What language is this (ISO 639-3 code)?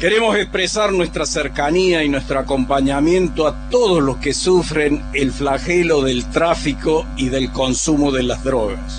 spa